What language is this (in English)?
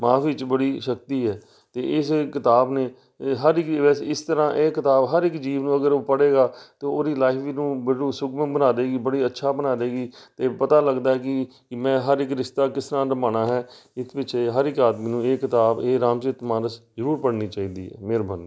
Punjabi